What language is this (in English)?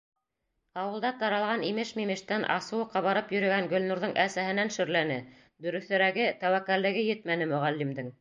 Bashkir